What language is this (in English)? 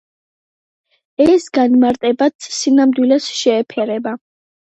Georgian